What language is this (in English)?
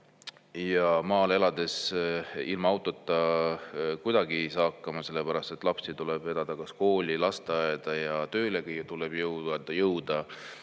Estonian